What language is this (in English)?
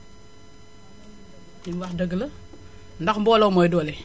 Wolof